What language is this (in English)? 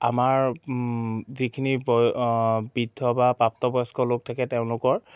Assamese